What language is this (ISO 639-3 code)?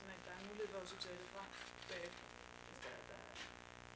dan